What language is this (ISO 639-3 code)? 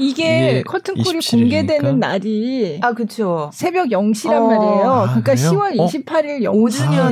kor